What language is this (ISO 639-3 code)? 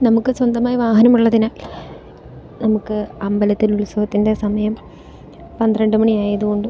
mal